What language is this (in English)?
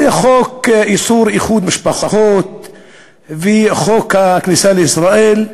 Hebrew